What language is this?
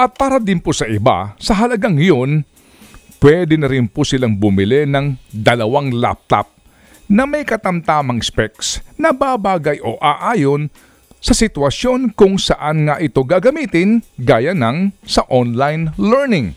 Filipino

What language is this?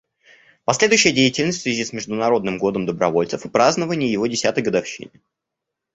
Russian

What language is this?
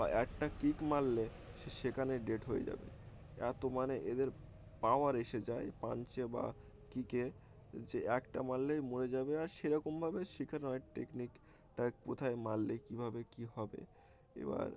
Bangla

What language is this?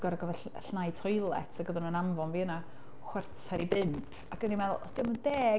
Welsh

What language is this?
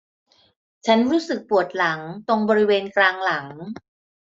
Thai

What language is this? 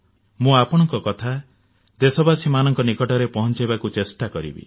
Odia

